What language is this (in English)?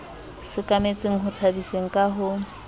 Southern Sotho